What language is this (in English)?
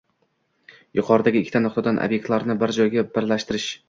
Uzbek